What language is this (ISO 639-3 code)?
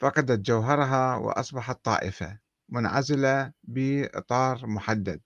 ara